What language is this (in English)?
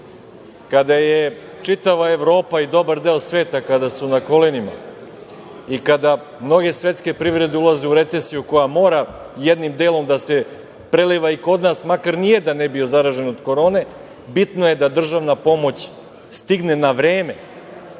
Serbian